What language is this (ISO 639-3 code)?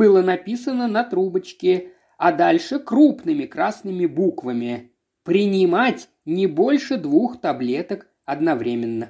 rus